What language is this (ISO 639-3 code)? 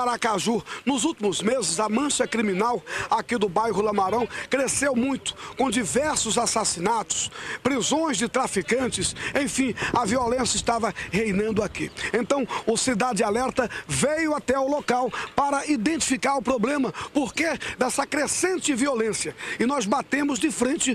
por